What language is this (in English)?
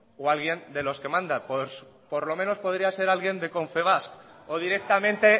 Spanish